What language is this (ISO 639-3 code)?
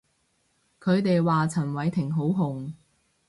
yue